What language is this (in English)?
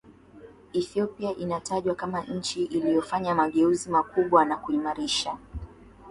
Swahili